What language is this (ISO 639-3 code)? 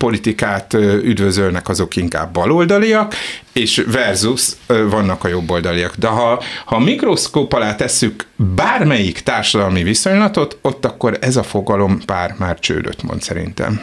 hun